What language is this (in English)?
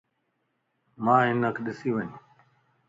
Lasi